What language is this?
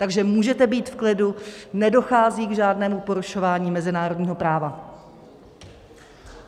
Czech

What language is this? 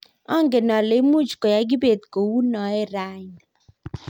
Kalenjin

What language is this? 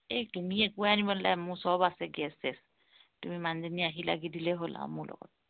Assamese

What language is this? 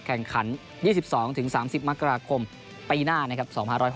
Thai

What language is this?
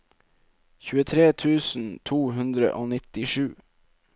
Norwegian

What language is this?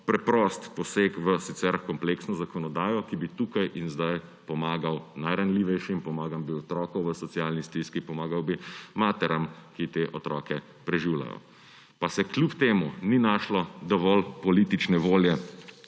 Slovenian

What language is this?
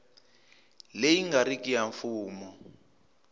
Tsonga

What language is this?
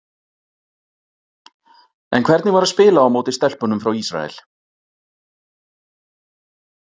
Icelandic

